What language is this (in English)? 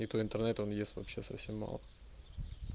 Russian